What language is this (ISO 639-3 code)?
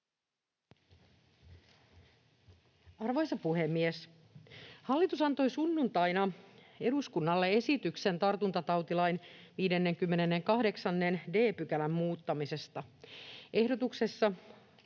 fin